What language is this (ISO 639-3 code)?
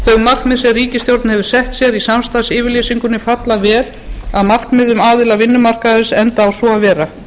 isl